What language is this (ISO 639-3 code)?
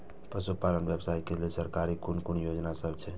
mai